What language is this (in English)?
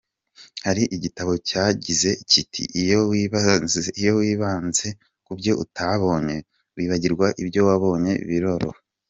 Kinyarwanda